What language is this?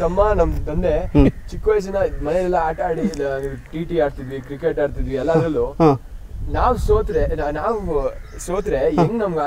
Kannada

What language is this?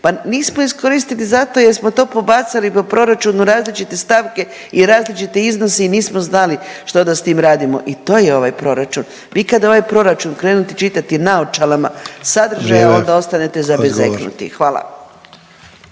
Croatian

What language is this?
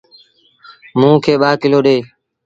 Sindhi Bhil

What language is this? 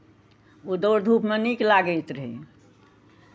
Maithili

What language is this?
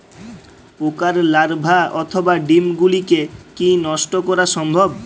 Bangla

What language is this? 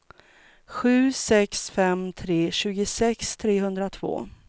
Swedish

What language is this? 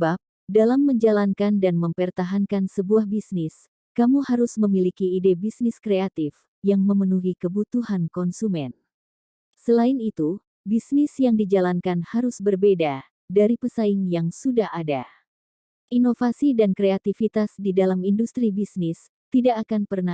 Indonesian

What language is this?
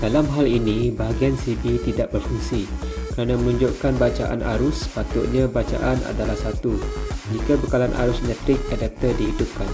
Malay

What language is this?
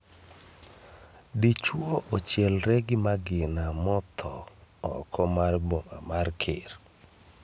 Luo (Kenya and Tanzania)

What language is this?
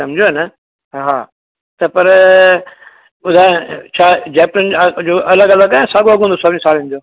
Sindhi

